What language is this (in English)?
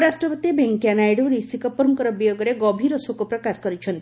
Odia